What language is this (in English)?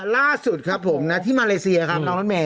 Thai